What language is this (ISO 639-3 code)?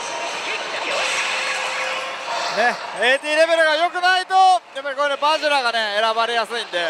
jpn